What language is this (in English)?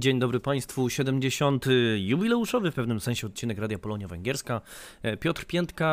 Polish